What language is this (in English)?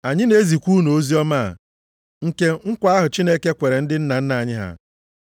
Igbo